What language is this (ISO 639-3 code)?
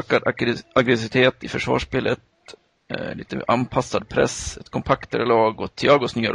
swe